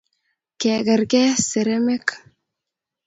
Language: Kalenjin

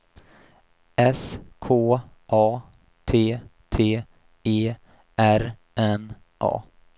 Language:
Swedish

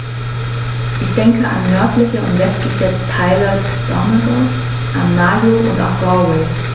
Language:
German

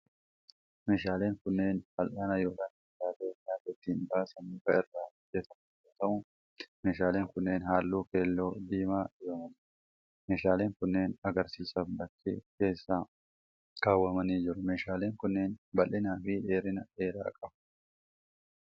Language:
Oromo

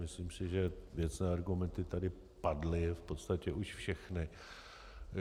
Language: Czech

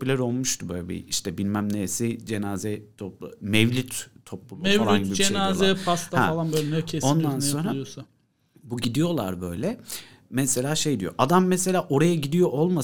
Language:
Turkish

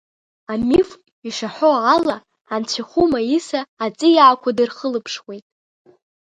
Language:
Abkhazian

